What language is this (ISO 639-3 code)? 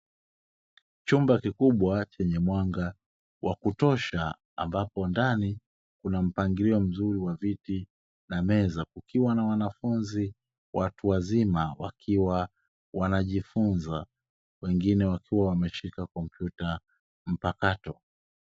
swa